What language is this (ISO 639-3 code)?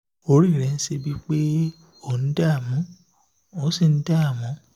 yor